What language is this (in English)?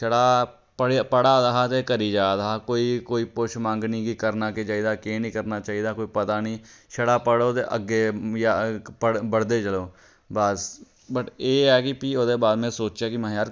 Dogri